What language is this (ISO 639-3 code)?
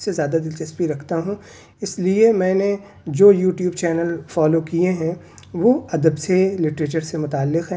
urd